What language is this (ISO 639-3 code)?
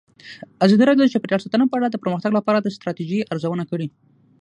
pus